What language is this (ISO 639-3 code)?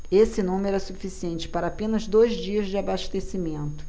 por